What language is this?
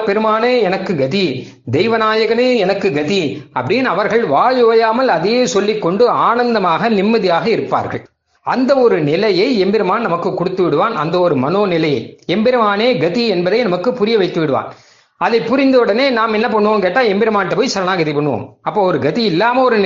Tamil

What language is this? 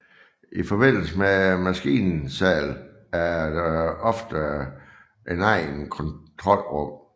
Danish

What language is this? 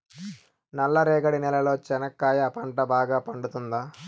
Telugu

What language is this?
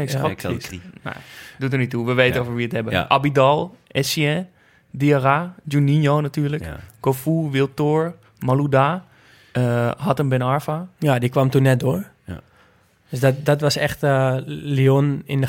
Dutch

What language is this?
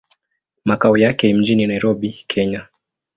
Swahili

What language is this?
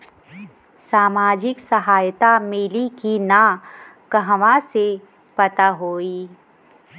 Bhojpuri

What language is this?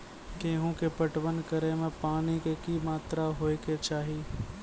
Maithili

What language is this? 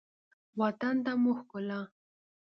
Pashto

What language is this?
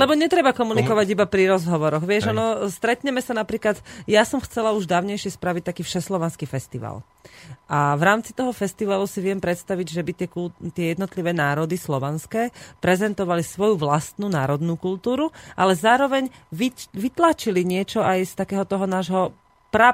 Slovak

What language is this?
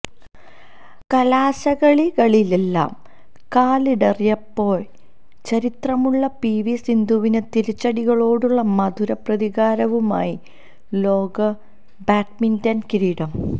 Malayalam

